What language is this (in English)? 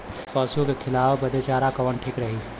Bhojpuri